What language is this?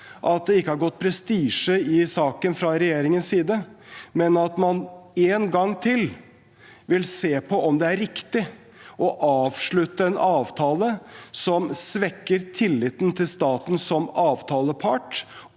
Norwegian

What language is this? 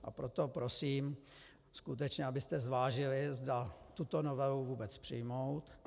Czech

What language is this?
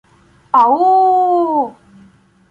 Ukrainian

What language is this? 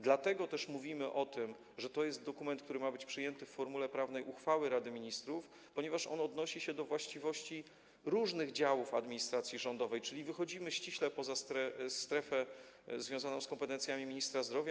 Polish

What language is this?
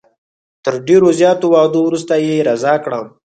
Pashto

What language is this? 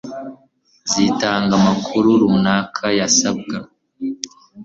Kinyarwanda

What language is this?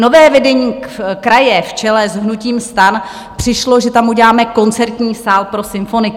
Czech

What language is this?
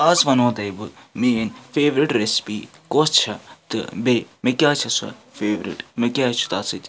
Kashmiri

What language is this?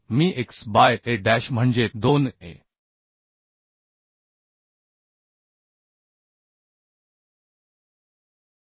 Marathi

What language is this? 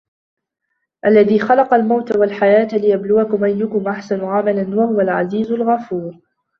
Arabic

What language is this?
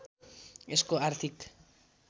Nepali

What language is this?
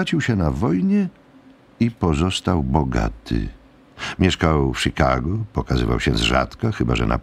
Polish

